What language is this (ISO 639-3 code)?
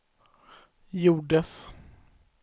swe